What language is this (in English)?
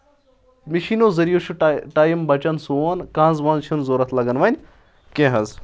Kashmiri